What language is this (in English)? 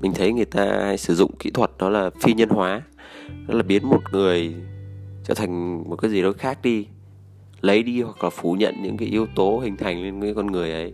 Vietnamese